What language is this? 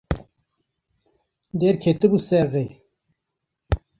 Kurdish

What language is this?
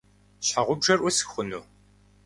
Kabardian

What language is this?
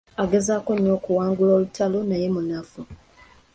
Ganda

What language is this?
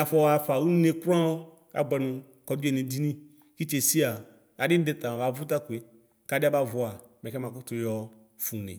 Ikposo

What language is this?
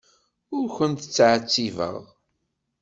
Kabyle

